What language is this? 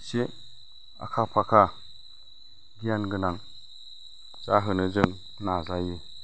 Bodo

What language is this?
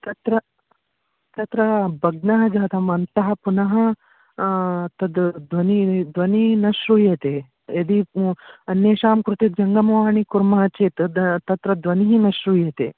Sanskrit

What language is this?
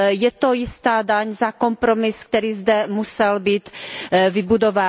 Czech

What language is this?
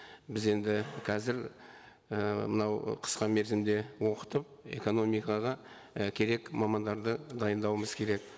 Kazakh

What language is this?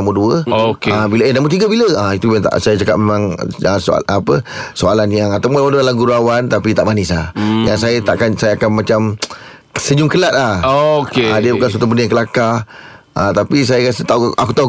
Malay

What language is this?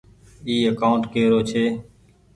Goaria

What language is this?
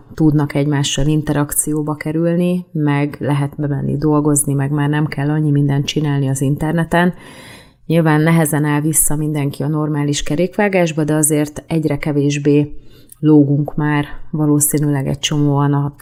Hungarian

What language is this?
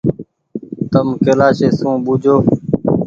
Goaria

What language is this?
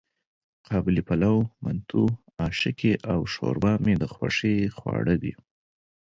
Pashto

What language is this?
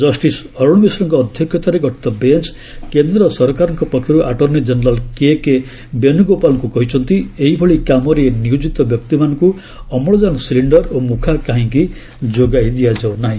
Odia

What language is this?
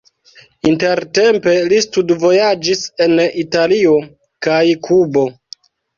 Esperanto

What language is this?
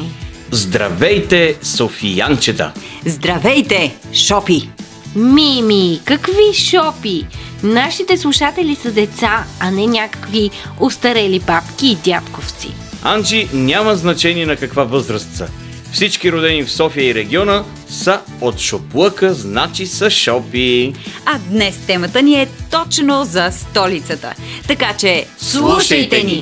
Bulgarian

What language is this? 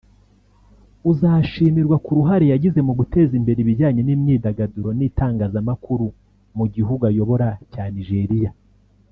Kinyarwanda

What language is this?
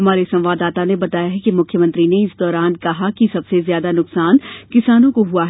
Hindi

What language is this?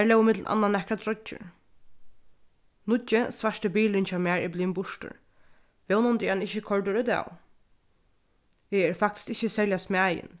Faroese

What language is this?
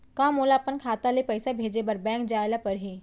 Chhattisgarhi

